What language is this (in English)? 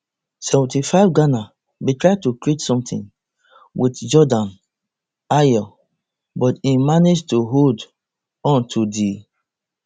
Nigerian Pidgin